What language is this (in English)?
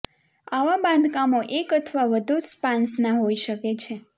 Gujarati